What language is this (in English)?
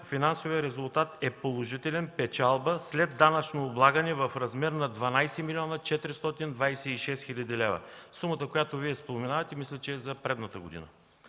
Bulgarian